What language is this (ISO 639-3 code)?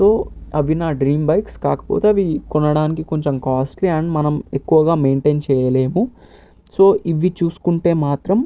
tel